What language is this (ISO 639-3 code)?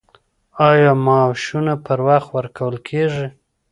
pus